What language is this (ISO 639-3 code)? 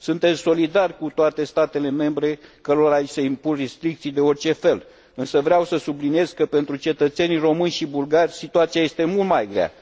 ron